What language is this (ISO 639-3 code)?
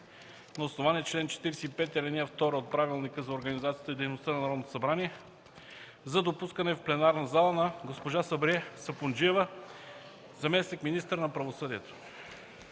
bul